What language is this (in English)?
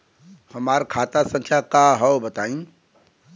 Bhojpuri